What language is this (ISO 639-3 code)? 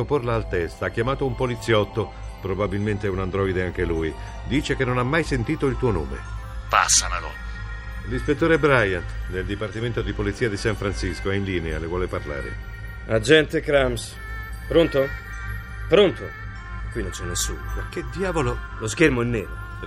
ita